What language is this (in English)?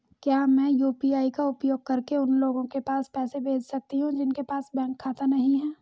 Hindi